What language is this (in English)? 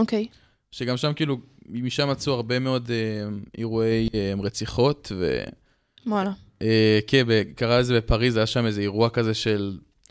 Hebrew